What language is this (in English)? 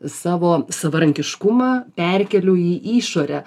Lithuanian